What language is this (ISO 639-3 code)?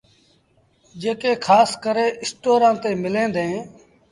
sbn